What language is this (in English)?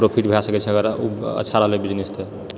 Maithili